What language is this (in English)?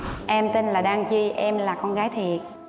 Vietnamese